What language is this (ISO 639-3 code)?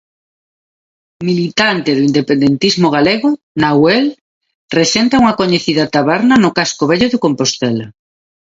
glg